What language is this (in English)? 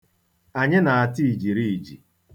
Igbo